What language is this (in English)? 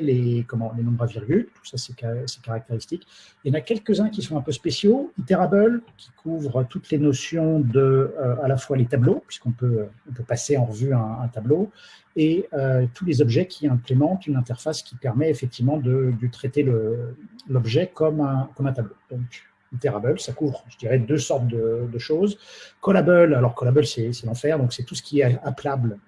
French